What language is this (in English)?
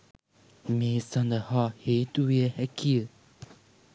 Sinhala